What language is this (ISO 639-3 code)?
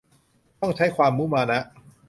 tha